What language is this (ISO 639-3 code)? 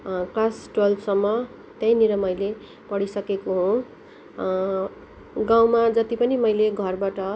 nep